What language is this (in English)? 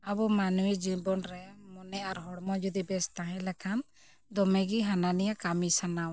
Santali